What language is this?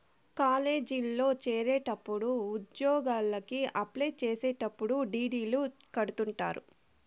Telugu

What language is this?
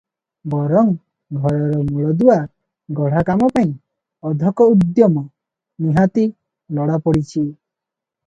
Odia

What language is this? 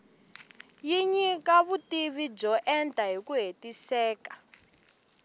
Tsonga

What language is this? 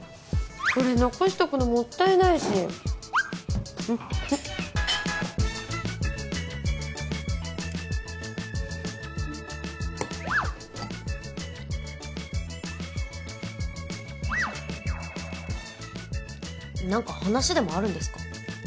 Japanese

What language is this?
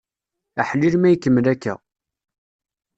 Kabyle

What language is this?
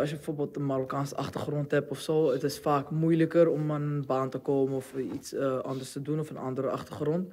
Dutch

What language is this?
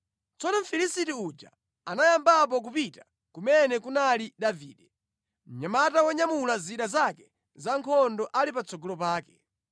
Nyanja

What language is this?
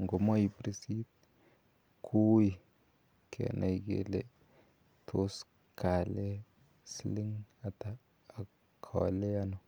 Kalenjin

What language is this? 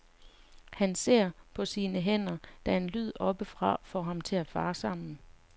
Danish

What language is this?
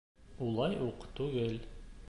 Bashkir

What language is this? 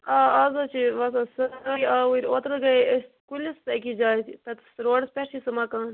Kashmiri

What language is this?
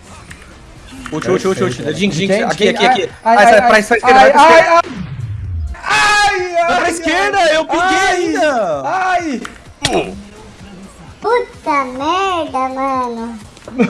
Portuguese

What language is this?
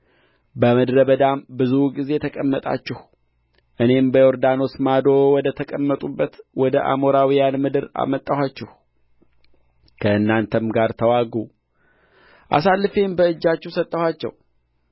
Amharic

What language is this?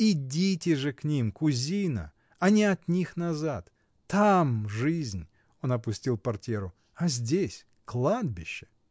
Russian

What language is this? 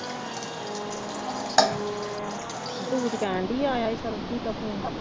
Punjabi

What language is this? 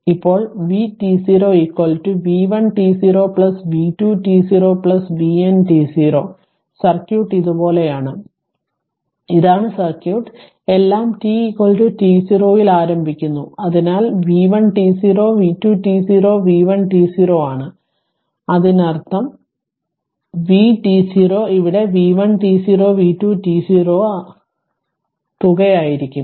Malayalam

